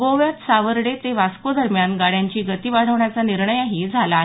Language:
Marathi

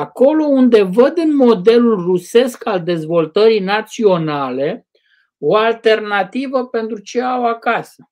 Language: Romanian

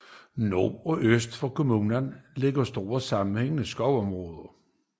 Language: Danish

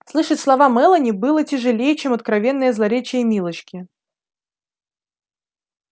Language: Russian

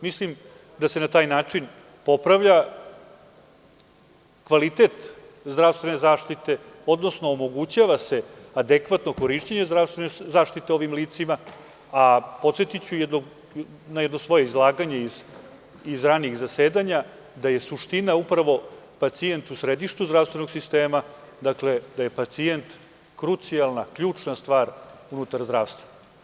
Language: Serbian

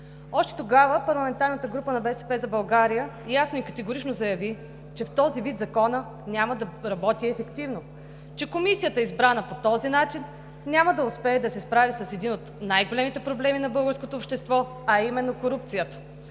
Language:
Bulgarian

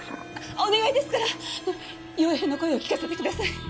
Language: Japanese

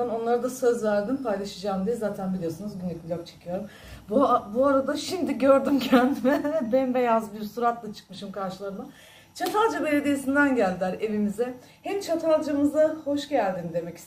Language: Turkish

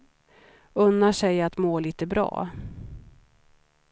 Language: Swedish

